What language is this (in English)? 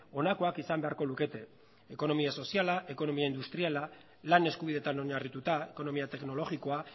Basque